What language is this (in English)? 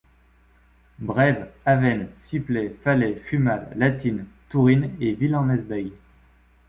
French